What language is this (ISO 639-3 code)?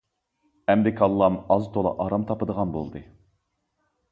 uig